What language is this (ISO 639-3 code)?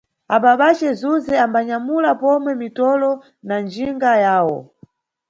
nyu